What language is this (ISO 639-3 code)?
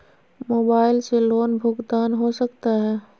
mag